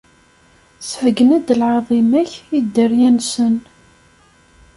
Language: Kabyle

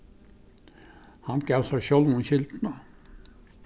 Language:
Faroese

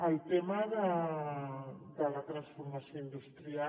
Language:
Catalan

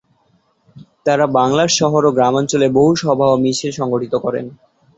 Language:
Bangla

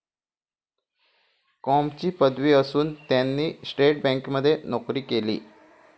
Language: Marathi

